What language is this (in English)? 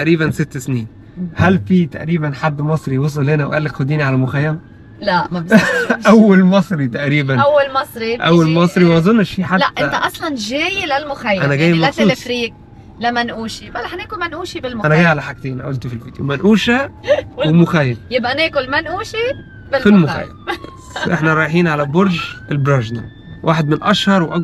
Arabic